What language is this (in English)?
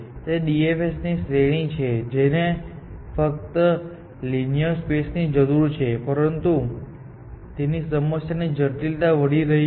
Gujarati